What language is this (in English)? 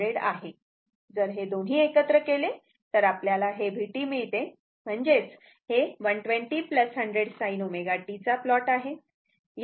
Marathi